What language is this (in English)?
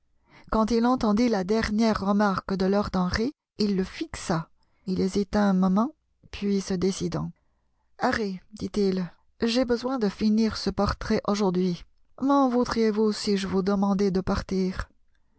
French